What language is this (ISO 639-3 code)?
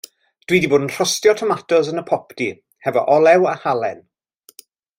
cym